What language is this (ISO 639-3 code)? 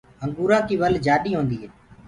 ggg